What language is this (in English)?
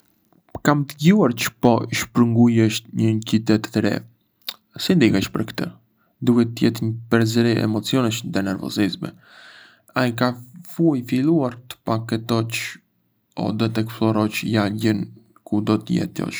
Arbëreshë Albanian